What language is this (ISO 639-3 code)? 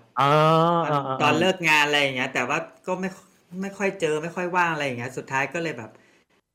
tha